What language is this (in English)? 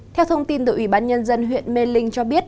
Vietnamese